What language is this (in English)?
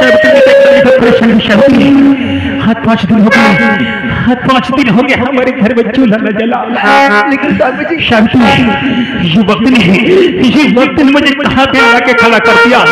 Hindi